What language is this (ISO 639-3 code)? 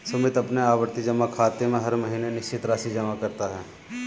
hin